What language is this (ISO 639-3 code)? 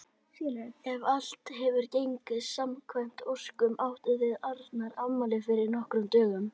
isl